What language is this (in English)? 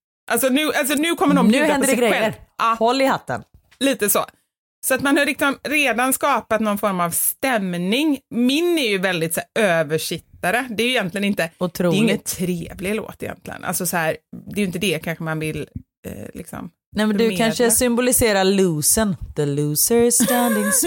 Swedish